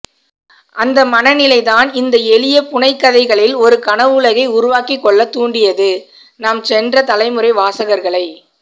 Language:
Tamil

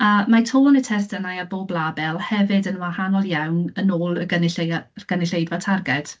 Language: Welsh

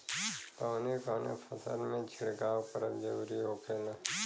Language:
Bhojpuri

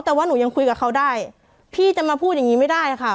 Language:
Thai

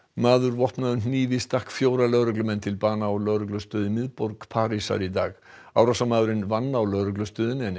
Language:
Icelandic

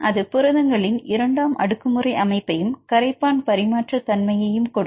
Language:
Tamil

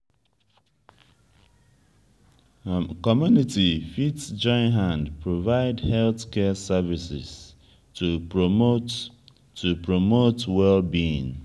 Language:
Nigerian Pidgin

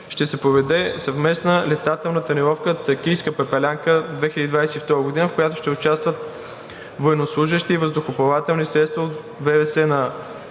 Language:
Bulgarian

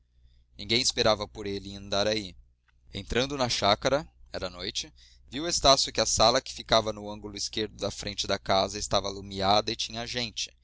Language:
Portuguese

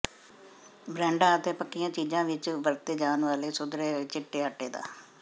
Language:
Punjabi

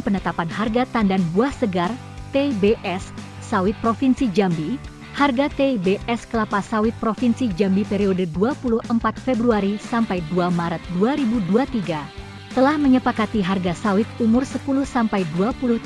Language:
Indonesian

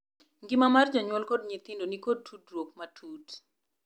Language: Luo (Kenya and Tanzania)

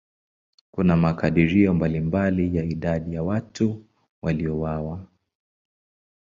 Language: Swahili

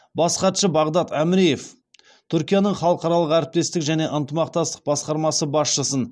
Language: Kazakh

